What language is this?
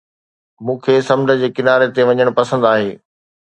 Sindhi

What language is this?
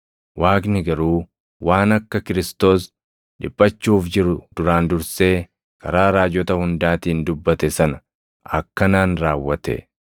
Oromo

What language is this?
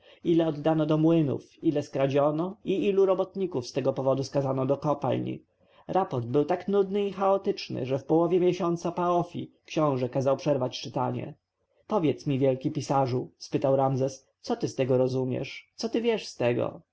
Polish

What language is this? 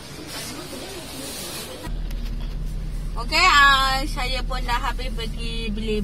Malay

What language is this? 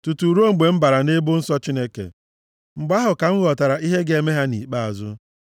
Igbo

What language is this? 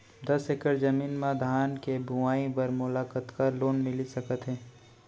Chhattisgarhi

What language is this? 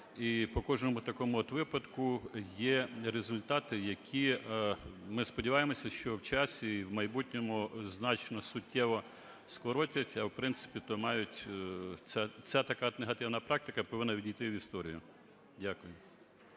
Ukrainian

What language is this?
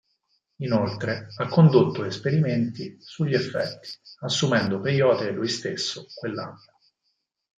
Italian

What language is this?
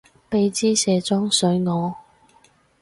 Cantonese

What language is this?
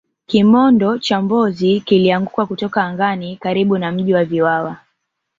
Swahili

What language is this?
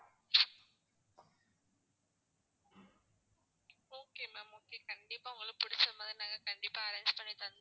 Tamil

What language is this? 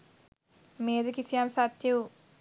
Sinhala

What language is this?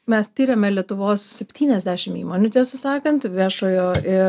Lithuanian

